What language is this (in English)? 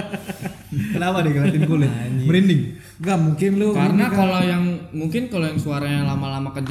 Indonesian